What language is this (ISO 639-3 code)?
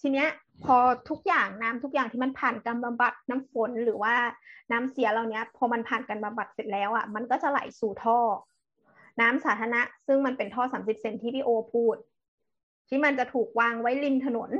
tha